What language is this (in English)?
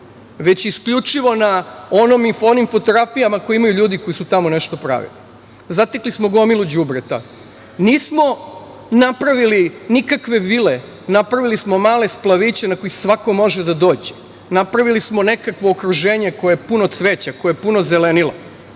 Serbian